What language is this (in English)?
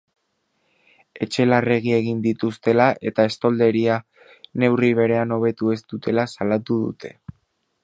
Basque